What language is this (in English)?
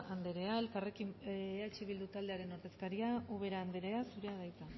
Basque